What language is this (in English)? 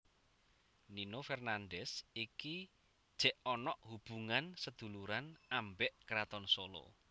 Javanese